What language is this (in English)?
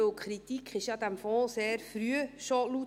Swiss German